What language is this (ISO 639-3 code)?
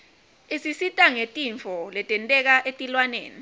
ssw